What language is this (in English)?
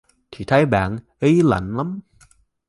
Vietnamese